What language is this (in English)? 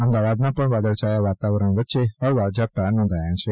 Gujarati